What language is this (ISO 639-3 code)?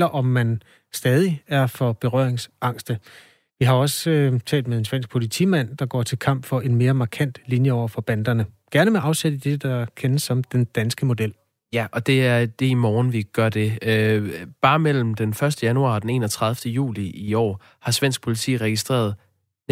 dan